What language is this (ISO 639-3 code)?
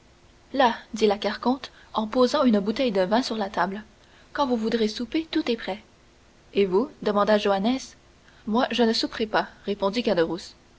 fra